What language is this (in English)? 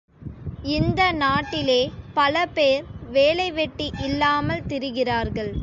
Tamil